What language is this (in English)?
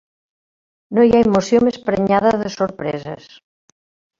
Catalan